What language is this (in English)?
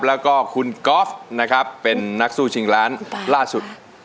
Thai